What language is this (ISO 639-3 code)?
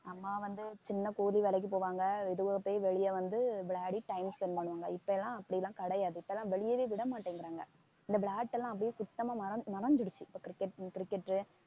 tam